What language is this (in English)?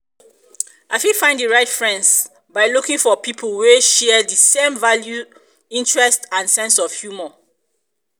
Nigerian Pidgin